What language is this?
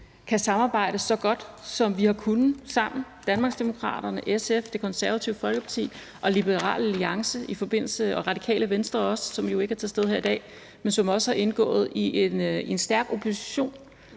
Danish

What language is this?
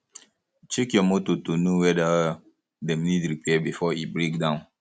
Nigerian Pidgin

